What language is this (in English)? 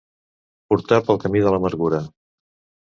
Catalan